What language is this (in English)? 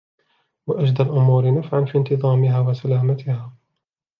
Arabic